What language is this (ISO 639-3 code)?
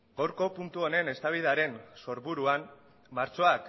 eus